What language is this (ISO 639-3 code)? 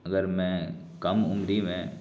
urd